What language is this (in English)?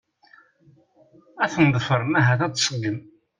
Kabyle